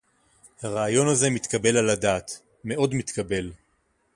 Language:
Hebrew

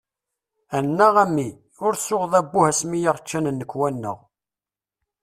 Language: Kabyle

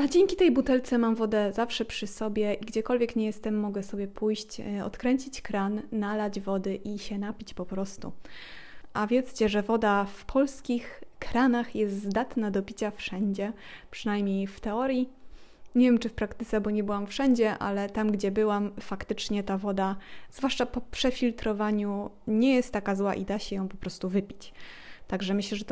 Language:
Polish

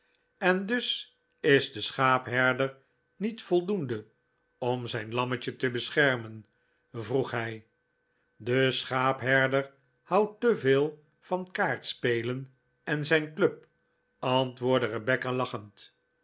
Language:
Dutch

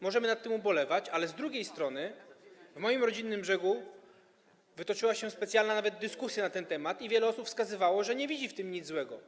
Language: Polish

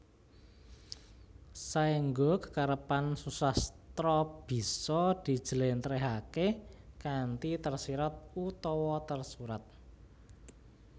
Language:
Javanese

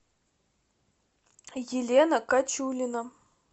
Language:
Russian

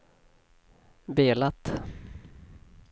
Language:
Swedish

